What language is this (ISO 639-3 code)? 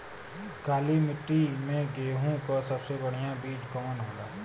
bho